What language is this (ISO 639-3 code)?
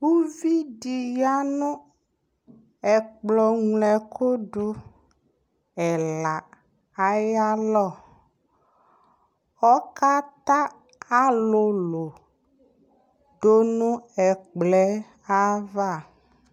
kpo